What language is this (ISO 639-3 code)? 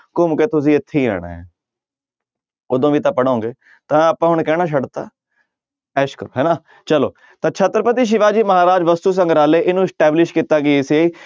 pan